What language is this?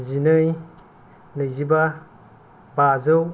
Bodo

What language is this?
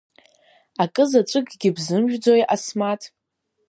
Abkhazian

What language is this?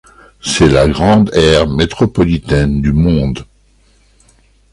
French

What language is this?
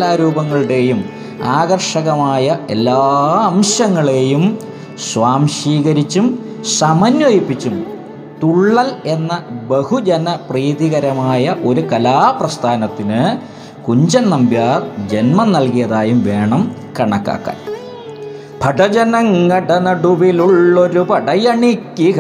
Malayalam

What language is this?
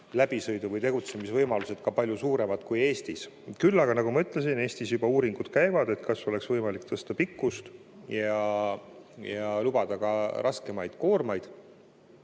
Estonian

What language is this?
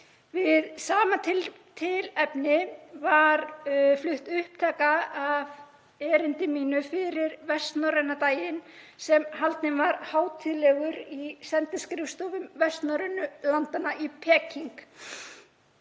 Icelandic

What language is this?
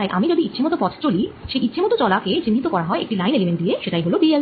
Bangla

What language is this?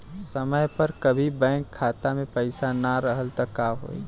Bhojpuri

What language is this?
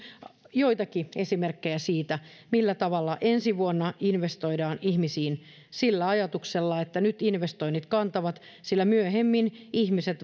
Finnish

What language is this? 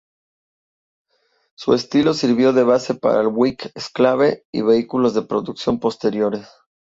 Spanish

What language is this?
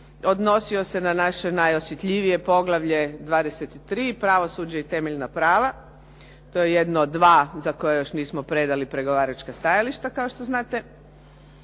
Croatian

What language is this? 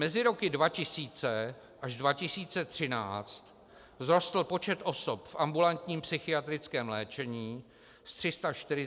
Czech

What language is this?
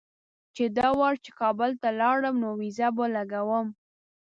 Pashto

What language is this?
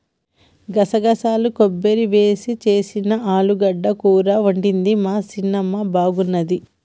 Telugu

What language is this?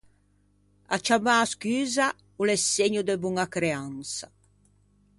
Ligurian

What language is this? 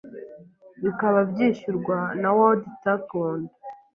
Kinyarwanda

